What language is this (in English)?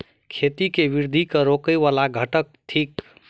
Maithili